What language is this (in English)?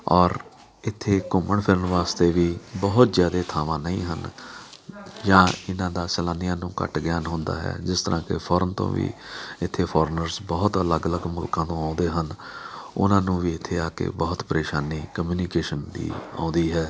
Punjabi